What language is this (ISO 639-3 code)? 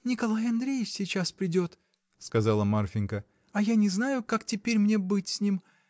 rus